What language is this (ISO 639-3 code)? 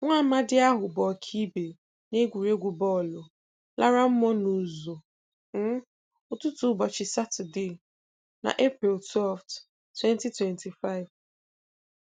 ibo